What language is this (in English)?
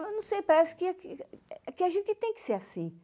Portuguese